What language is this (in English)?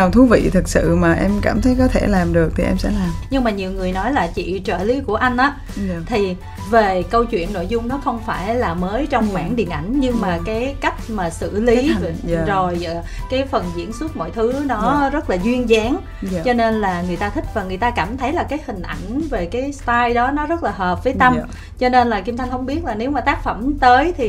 Vietnamese